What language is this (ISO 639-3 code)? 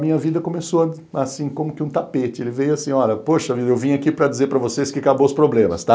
por